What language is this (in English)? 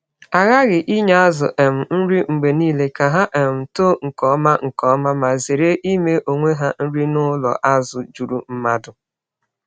Igbo